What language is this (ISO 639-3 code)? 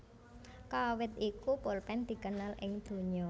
jav